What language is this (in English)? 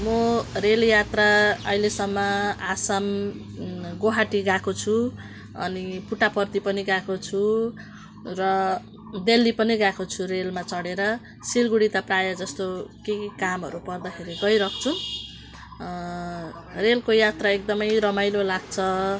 Nepali